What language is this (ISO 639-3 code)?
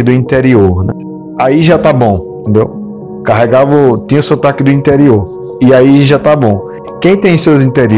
por